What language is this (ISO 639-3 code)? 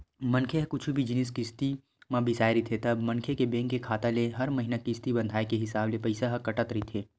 hne